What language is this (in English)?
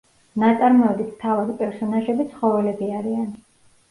Georgian